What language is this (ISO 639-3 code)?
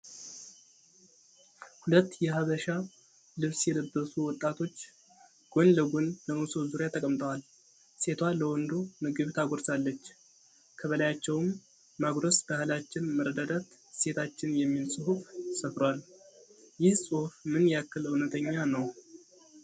amh